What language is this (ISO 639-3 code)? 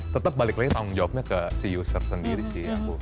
ind